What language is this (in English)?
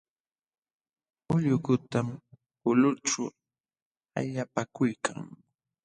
Jauja Wanca Quechua